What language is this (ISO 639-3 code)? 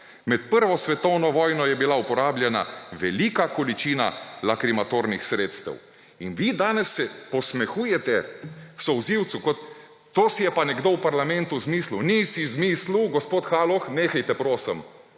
slv